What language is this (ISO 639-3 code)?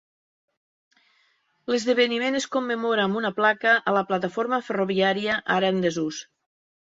cat